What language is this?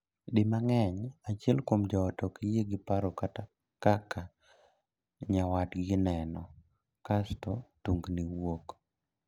Luo (Kenya and Tanzania)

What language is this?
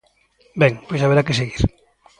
Galician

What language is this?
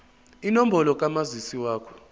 Zulu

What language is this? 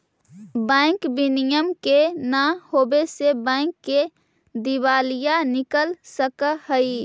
Magahi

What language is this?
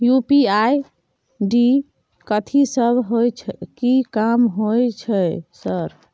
Maithili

